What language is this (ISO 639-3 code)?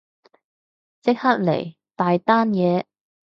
yue